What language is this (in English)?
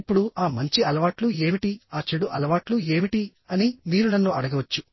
Telugu